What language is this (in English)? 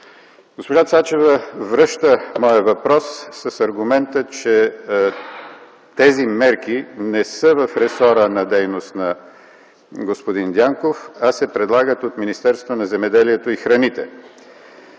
Bulgarian